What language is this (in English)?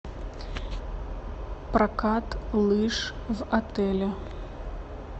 Russian